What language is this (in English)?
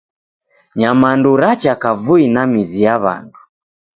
Taita